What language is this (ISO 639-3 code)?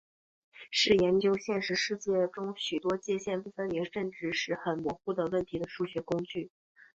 zho